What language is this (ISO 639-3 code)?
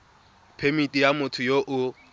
tsn